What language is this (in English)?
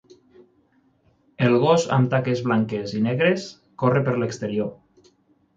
Catalan